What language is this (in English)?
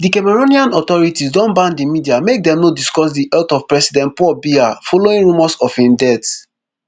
Nigerian Pidgin